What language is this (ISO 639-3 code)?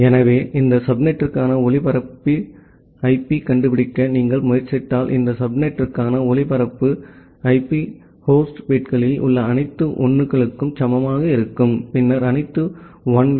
tam